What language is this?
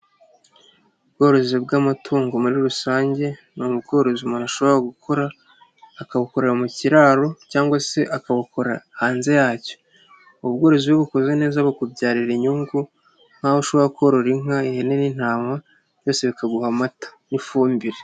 Kinyarwanda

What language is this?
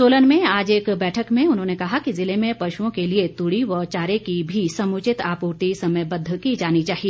Hindi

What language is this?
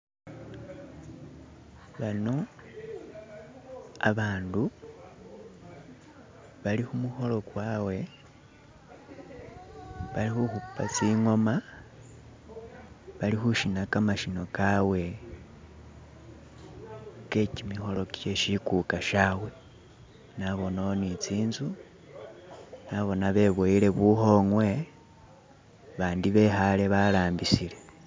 Masaaba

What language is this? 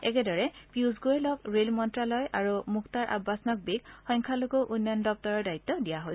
Assamese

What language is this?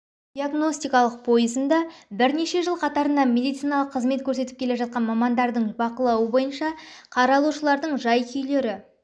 Kazakh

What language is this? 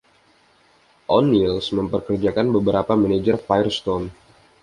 Indonesian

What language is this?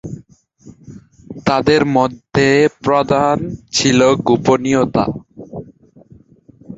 Bangla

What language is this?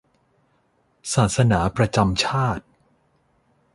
Thai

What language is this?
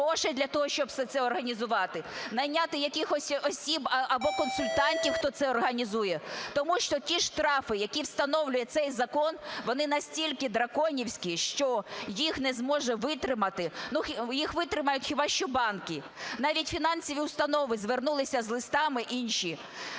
Ukrainian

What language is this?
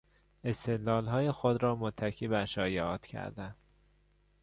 Persian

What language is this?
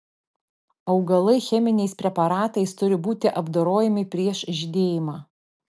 Lithuanian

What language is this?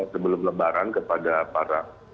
Indonesian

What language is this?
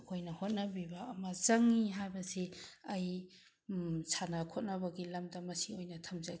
Manipuri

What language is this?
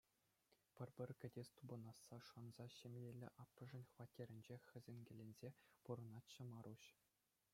Chuvash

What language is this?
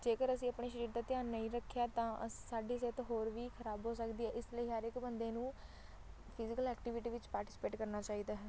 Punjabi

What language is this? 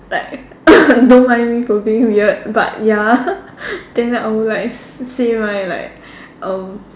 English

